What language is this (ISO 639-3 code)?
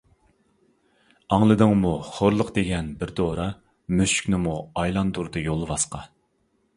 uig